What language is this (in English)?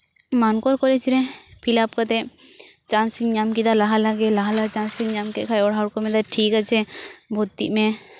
Santali